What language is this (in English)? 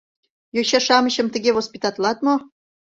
Mari